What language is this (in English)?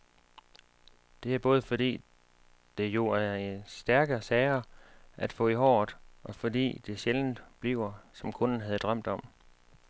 Danish